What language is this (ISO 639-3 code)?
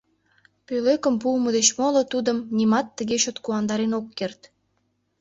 chm